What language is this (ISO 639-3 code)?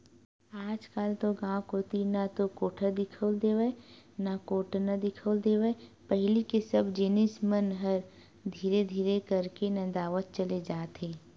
hne